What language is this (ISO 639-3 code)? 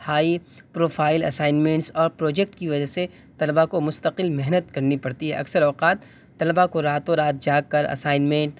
urd